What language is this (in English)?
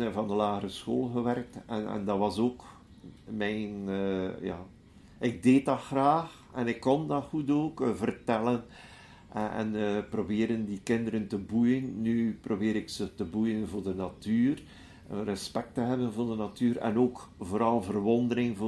Dutch